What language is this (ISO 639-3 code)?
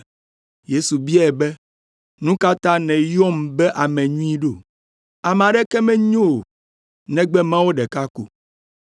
ewe